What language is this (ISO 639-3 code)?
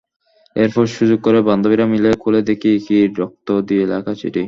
ben